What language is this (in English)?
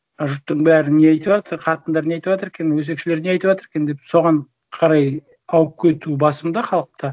Kazakh